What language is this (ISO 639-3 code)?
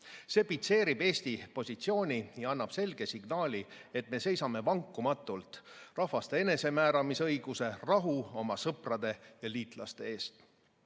est